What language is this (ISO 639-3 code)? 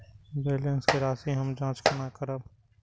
mai